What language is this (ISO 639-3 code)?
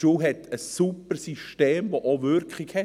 gsw